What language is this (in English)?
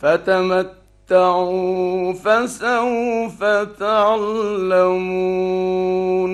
Arabic